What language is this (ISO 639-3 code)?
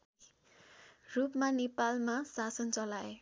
nep